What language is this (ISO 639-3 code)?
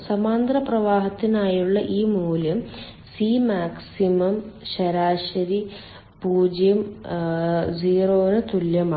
mal